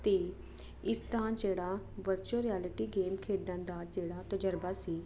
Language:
Punjabi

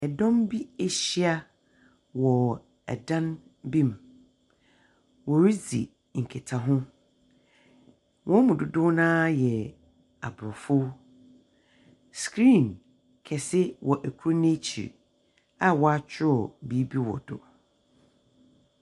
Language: Akan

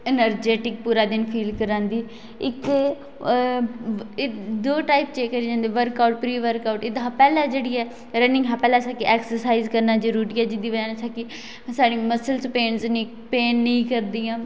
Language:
Dogri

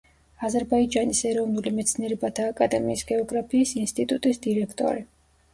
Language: Georgian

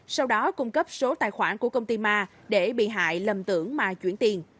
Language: Vietnamese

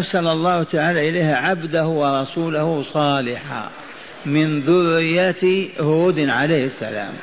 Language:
Arabic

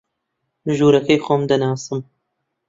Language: Central Kurdish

